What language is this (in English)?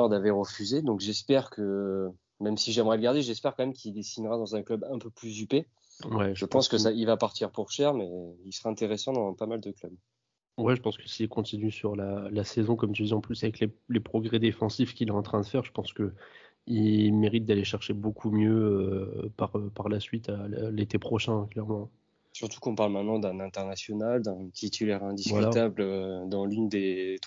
French